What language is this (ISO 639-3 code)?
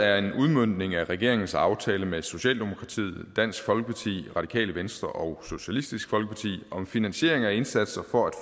dan